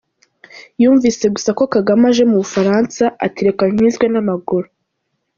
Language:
Kinyarwanda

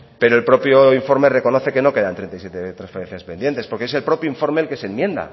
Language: Spanish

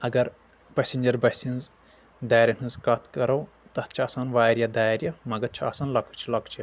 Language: Kashmiri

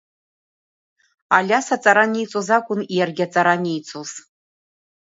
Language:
Abkhazian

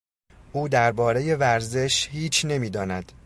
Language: Persian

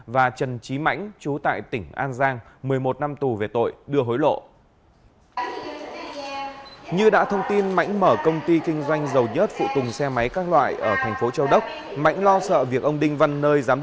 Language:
Vietnamese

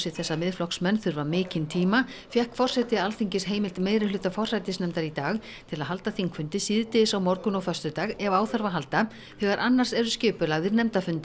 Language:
Icelandic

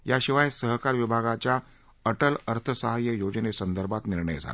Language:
Marathi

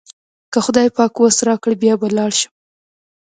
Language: Pashto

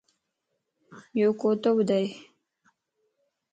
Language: Lasi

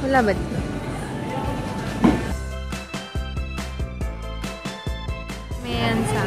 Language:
Filipino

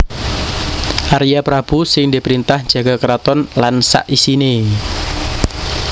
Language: Javanese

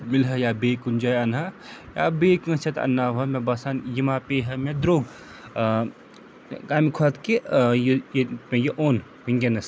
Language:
Kashmiri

